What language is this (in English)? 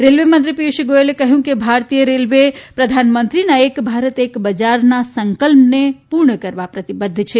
Gujarati